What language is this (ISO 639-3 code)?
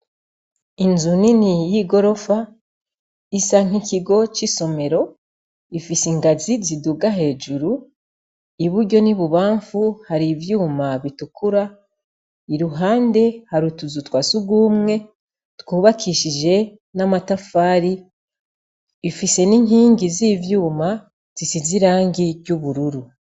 run